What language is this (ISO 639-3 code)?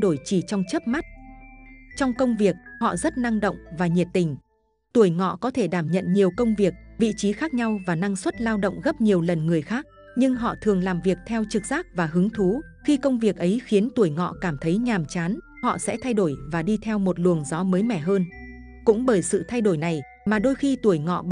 vie